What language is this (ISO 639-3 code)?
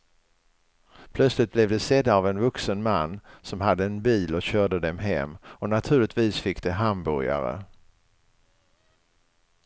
swe